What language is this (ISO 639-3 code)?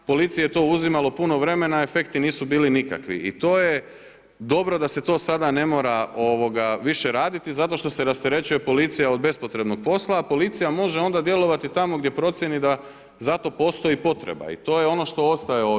hrv